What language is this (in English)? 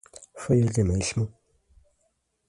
Portuguese